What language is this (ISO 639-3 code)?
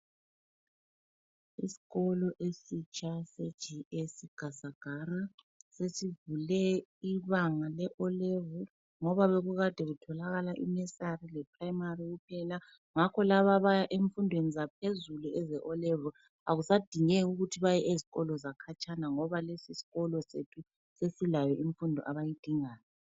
nde